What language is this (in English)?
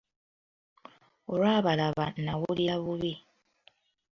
Ganda